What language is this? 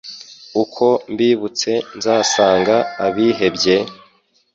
Kinyarwanda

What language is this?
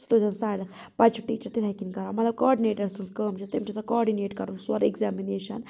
Kashmiri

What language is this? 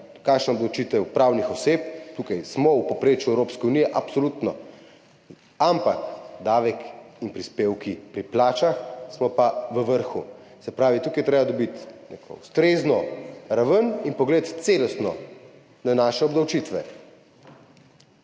Slovenian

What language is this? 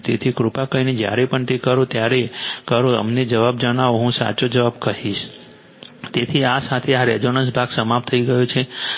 Gujarati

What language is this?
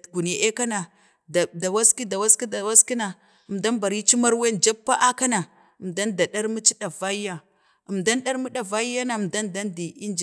Bade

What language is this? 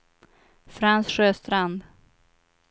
Swedish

